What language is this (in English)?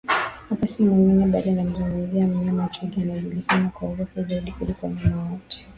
Swahili